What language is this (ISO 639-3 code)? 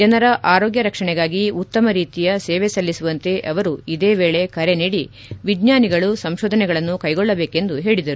kan